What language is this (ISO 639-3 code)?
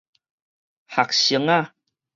nan